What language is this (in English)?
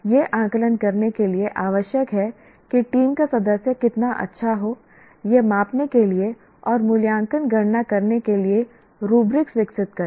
Hindi